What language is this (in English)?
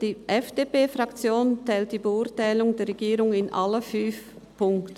Swiss German